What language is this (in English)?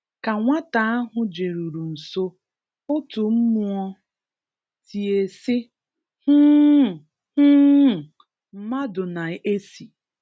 Igbo